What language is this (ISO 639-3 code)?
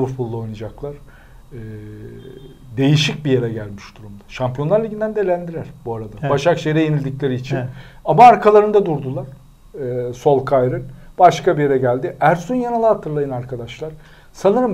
tur